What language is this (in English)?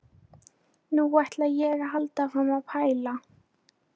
Icelandic